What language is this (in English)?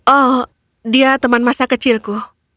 Indonesian